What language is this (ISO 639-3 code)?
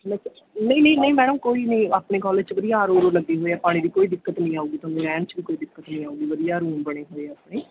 pan